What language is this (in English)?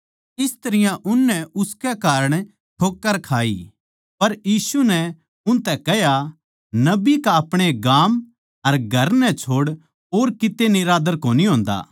Haryanvi